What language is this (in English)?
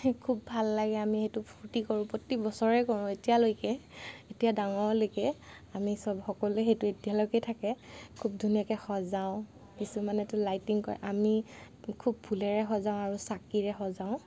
Assamese